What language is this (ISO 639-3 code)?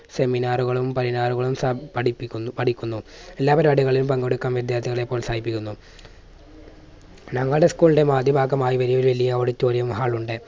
mal